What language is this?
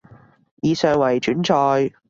Cantonese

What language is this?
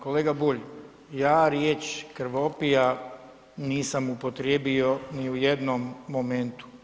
Croatian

